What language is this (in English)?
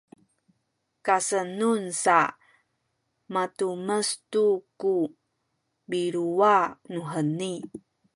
Sakizaya